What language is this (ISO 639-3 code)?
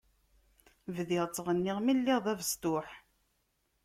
kab